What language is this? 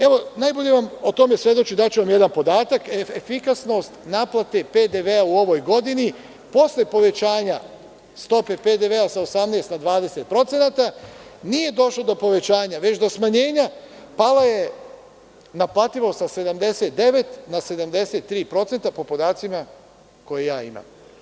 Serbian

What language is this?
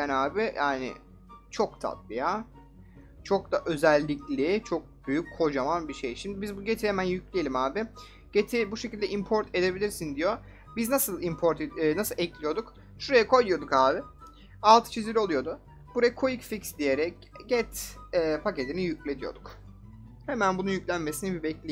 Turkish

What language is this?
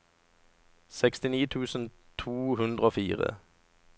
Norwegian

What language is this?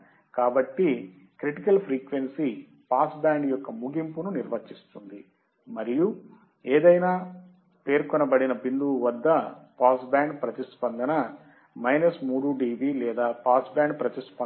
Telugu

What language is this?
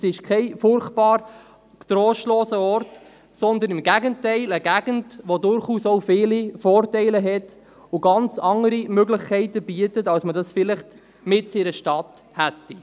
Swiss German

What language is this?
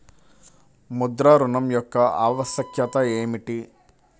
Telugu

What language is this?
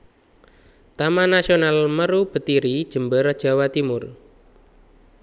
Javanese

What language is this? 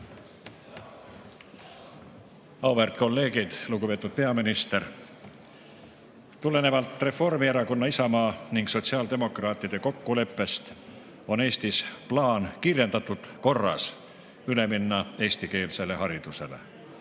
Estonian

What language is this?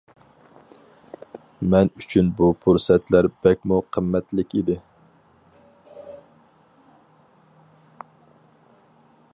Uyghur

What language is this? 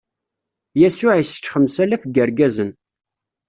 Kabyle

